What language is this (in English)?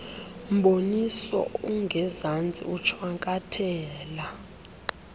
Xhosa